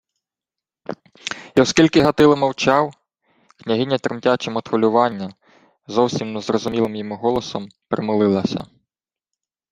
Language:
Ukrainian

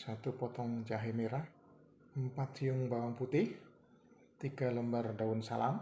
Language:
Indonesian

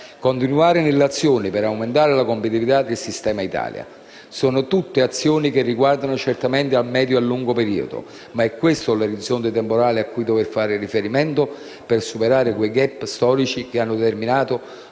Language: Italian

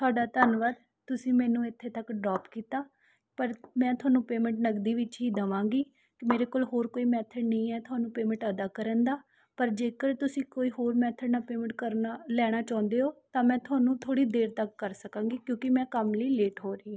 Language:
Punjabi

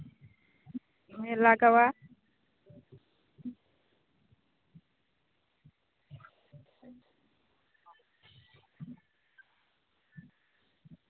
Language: Santali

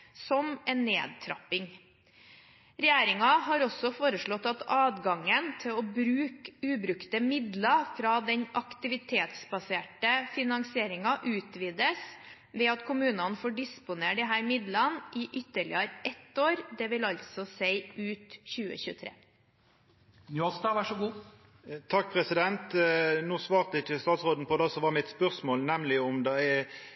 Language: Norwegian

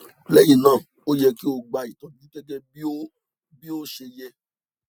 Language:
Yoruba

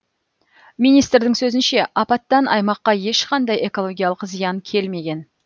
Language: Kazakh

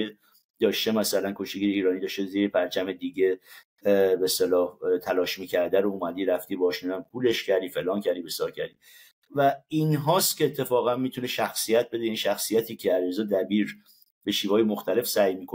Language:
Persian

